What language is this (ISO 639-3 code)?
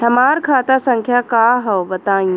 bho